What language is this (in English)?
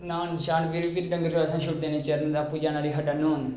Dogri